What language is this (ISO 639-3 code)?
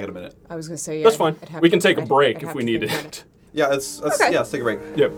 eng